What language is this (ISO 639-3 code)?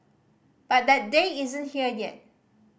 eng